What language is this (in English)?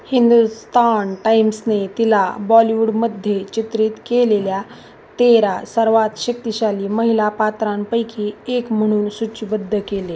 Marathi